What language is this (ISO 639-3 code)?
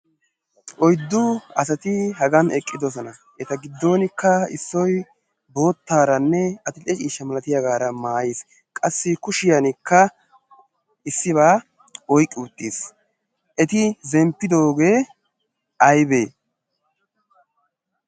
wal